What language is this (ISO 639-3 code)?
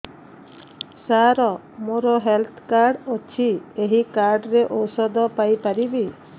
ori